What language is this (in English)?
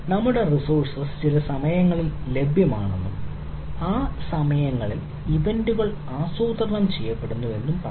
Malayalam